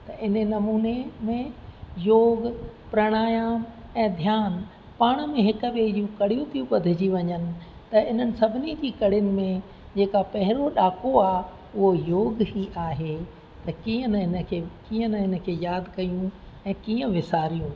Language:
Sindhi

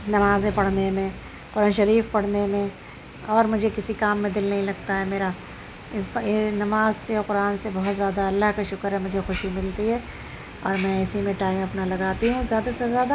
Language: Urdu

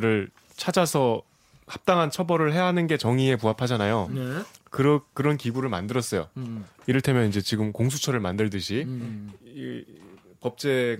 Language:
Korean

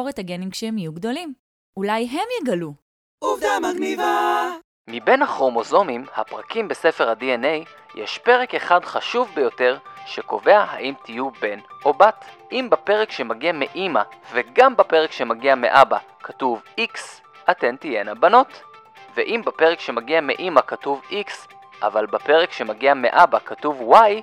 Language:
Hebrew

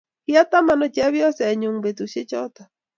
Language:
Kalenjin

